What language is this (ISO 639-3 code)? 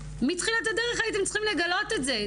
heb